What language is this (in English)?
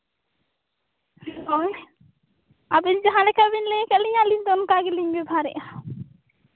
Santali